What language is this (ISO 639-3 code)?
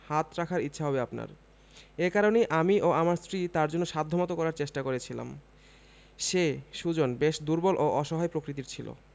ben